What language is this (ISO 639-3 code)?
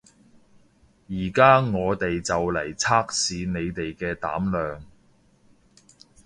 yue